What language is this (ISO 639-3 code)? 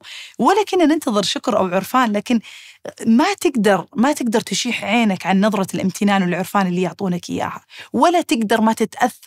ara